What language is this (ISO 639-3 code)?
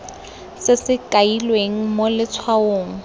tsn